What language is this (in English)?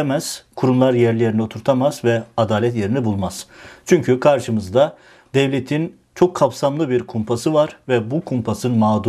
Turkish